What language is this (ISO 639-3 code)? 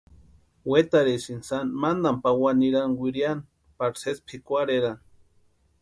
pua